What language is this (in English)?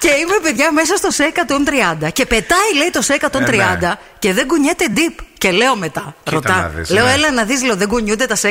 Greek